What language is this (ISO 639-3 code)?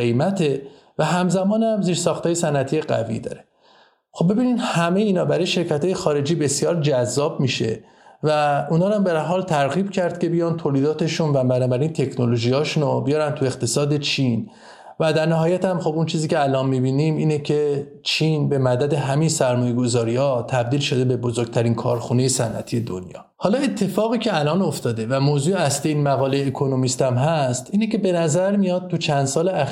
fas